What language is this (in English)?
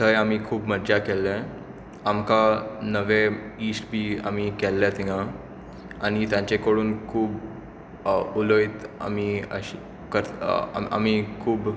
Konkani